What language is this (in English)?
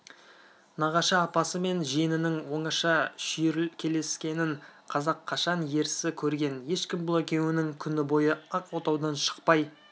Kazakh